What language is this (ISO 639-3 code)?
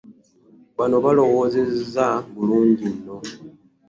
lug